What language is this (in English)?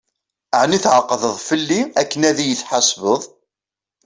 Kabyle